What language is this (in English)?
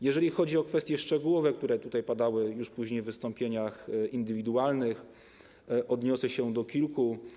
Polish